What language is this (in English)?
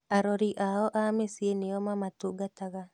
Kikuyu